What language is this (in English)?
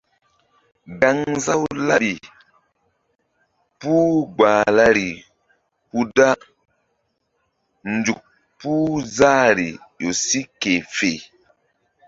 Mbum